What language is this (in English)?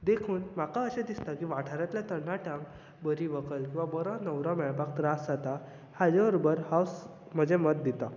Konkani